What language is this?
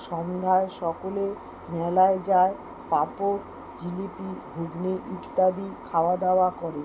Bangla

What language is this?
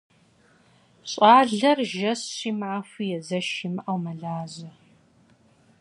Kabardian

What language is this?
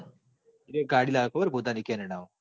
Gujarati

